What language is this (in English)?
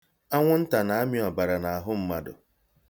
Igbo